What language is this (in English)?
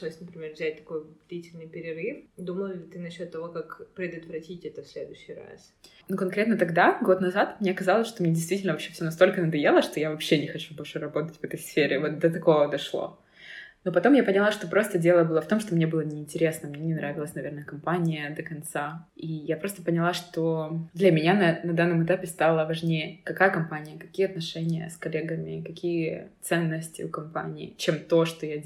Russian